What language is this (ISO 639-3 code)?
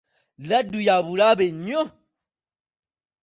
lug